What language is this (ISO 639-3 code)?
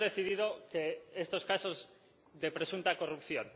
spa